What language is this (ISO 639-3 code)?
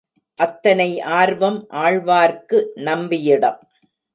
tam